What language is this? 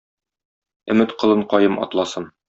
Tatar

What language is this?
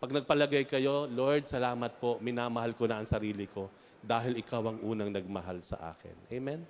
Filipino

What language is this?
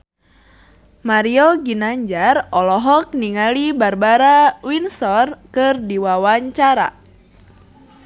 Sundanese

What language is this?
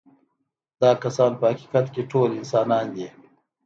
Pashto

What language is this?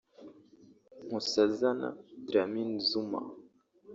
Kinyarwanda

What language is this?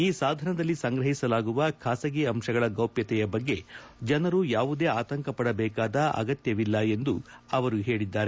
Kannada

